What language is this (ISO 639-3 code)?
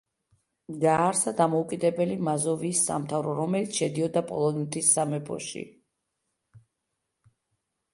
kat